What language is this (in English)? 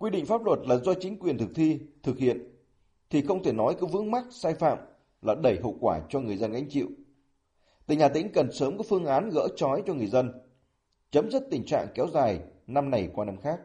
Vietnamese